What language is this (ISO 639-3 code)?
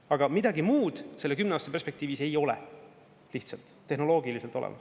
est